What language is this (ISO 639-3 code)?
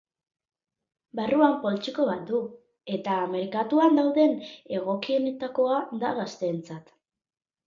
eus